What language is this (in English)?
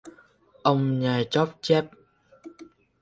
Vietnamese